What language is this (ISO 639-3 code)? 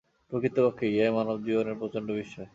ben